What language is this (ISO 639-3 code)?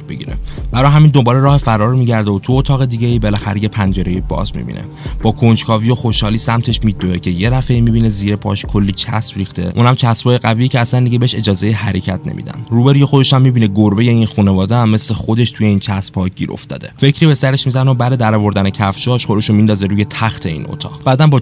fas